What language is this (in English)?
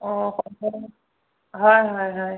Assamese